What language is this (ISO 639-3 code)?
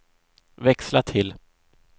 swe